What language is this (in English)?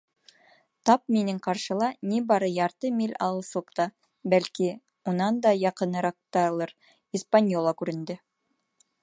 Bashkir